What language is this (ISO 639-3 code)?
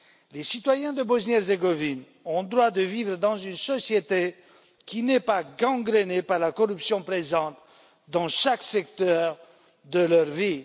fra